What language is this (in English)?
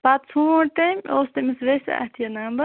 Kashmiri